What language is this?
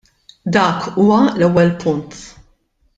Maltese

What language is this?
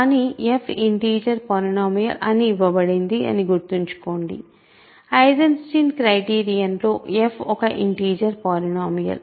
Telugu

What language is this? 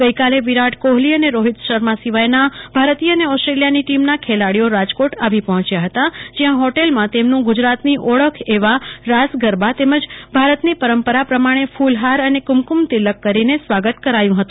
Gujarati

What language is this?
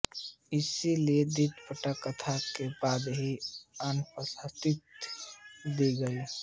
Hindi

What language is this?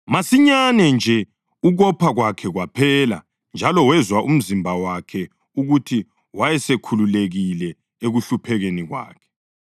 North Ndebele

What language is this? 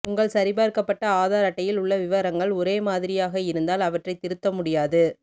Tamil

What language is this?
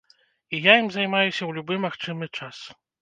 Belarusian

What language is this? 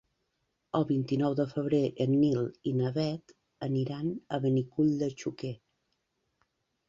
Catalan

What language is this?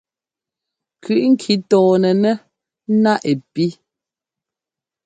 Ngomba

